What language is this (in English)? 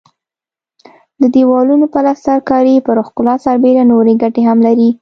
Pashto